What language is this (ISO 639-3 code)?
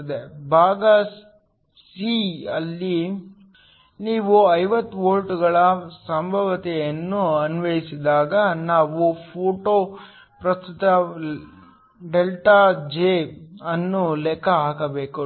kan